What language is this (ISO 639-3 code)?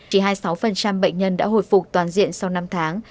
vie